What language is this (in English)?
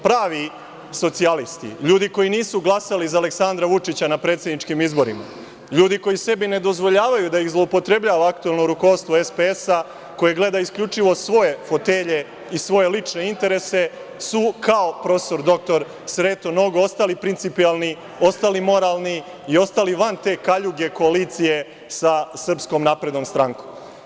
Serbian